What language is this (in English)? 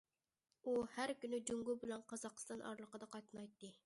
Uyghur